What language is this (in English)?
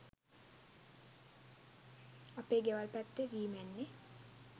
Sinhala